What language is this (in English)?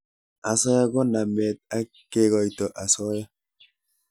Kalenjin